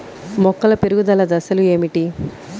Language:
Telugu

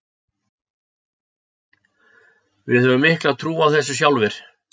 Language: Icelandic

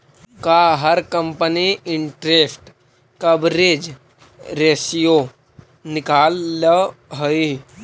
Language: Magahi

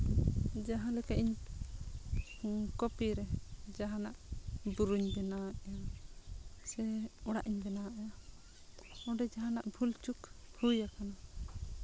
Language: Santali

